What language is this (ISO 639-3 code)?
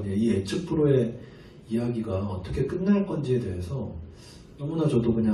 kor